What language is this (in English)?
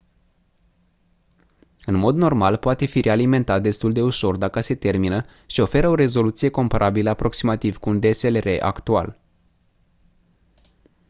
Romanian